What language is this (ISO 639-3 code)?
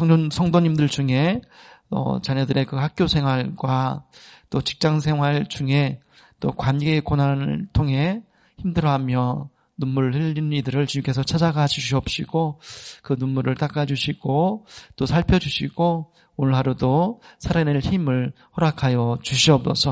kor